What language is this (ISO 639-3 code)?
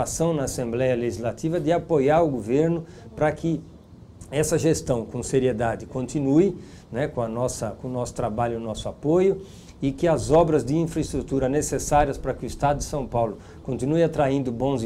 por